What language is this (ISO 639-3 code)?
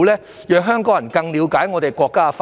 yue